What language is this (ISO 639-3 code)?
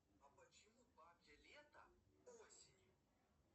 rus